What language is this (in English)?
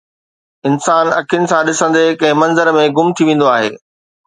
Sindhi